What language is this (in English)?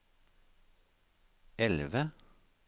Norwegian